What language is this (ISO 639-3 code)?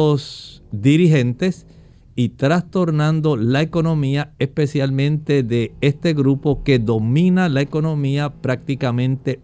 spa